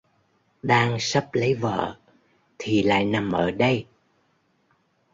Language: Vietnamese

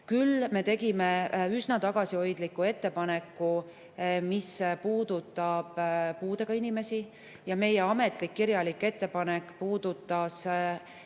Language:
Estonian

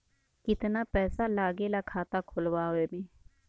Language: Bhojpuri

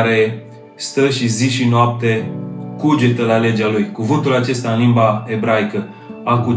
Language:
Romanian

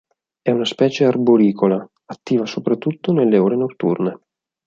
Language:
Italian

